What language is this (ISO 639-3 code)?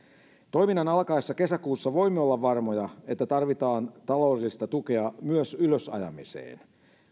fin